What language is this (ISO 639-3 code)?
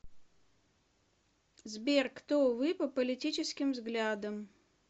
rus